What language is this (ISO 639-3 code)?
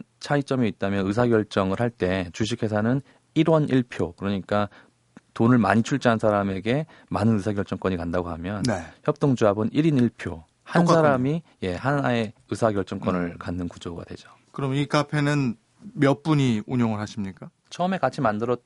kor